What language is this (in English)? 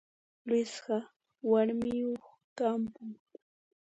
Puno Quechua